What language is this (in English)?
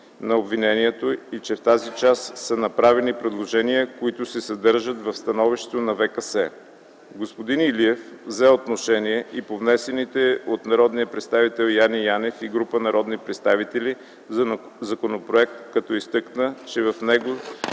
Bulgarian